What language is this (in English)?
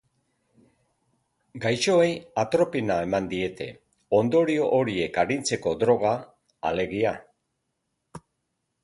Basque